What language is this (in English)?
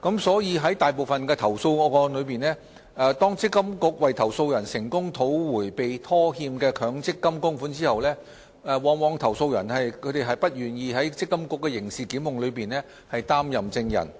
Cantonese